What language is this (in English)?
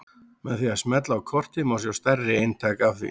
Icelandic